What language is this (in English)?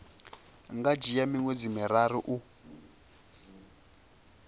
Venda